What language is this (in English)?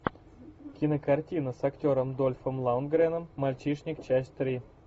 Russian